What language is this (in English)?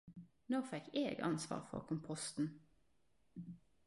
Norwegian Nynorsk